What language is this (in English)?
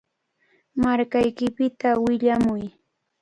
Cajatambo North Lima Quechua